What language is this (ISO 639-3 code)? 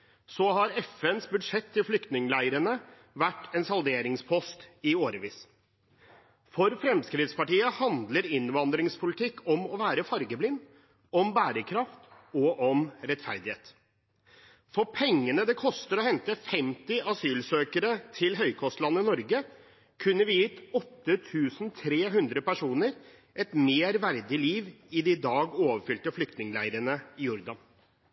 nob